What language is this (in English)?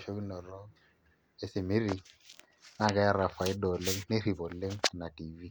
Masai